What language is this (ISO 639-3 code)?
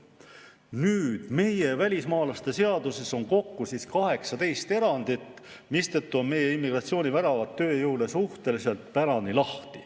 est